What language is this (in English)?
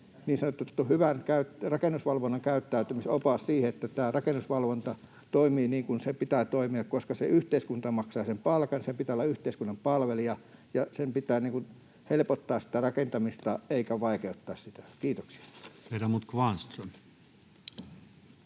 Finnish